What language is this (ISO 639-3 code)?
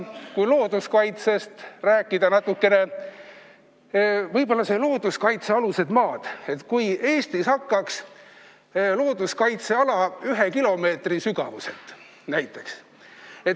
est